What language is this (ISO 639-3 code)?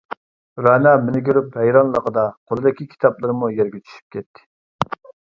uig